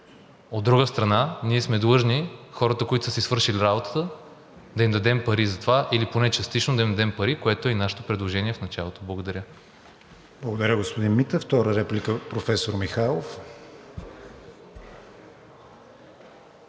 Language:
Bulgarian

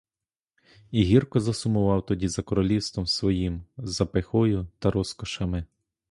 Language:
Ukrainian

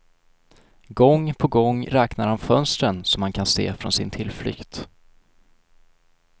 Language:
Swedish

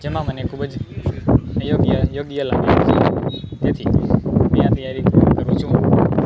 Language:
Gujarati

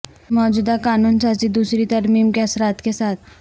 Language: Urdu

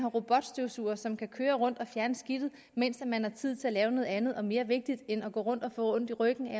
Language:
Danish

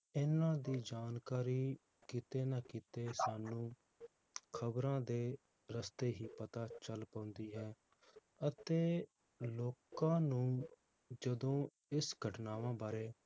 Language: Punjabi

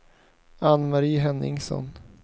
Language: Swedish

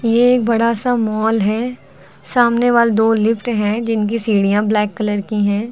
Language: Hindi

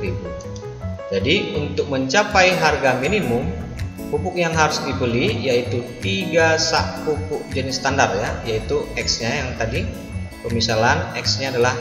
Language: Indonesian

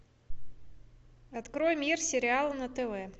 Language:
Russian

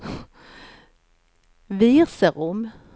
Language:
Swedish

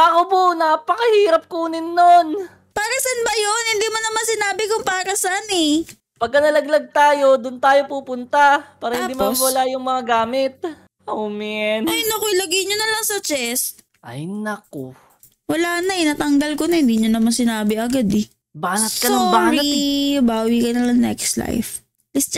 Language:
Filipino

